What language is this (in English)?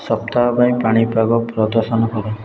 Odia